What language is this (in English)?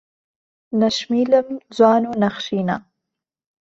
Central Kurdish